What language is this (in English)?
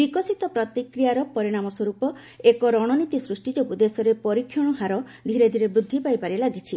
Odia